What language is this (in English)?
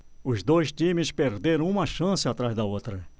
Portuguese